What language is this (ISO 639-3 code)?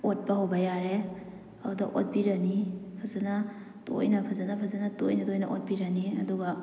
mni